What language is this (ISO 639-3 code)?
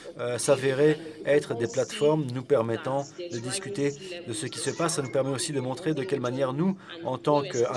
fra